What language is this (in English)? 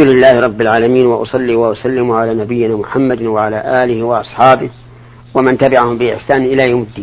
Arabic